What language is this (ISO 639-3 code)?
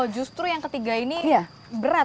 ind